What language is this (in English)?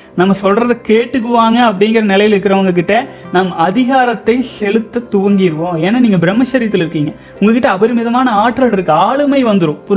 Tamil